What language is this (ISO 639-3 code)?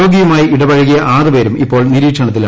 mal